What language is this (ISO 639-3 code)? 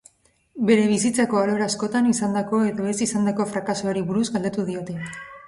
eus